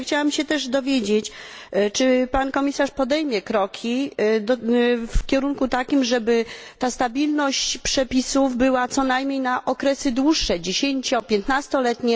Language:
Polish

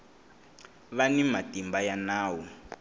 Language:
Tsonga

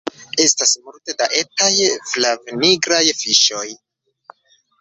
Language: Esperanto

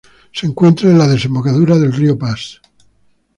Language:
Spanish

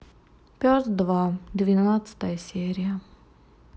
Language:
Russian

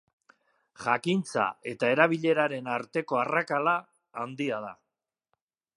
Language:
Basque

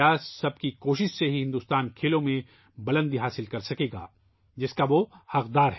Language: Urdu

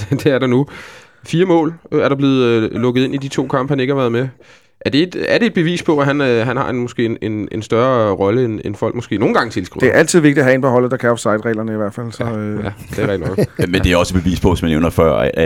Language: Danish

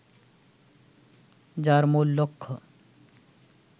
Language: Bangla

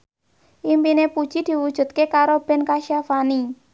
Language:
Javanese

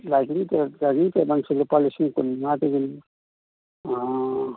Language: Manipuri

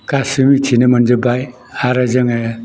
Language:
Bodo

